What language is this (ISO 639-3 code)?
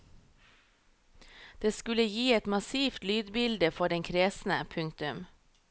nor